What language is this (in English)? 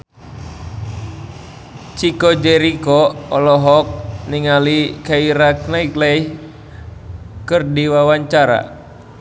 Sundanese